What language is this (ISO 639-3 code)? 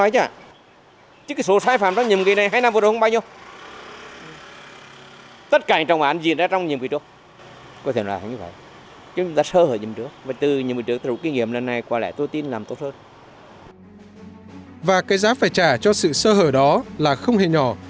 vie